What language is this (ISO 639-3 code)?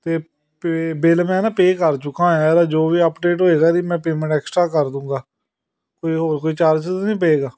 pan